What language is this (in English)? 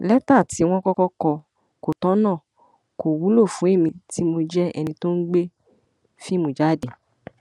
Yoruba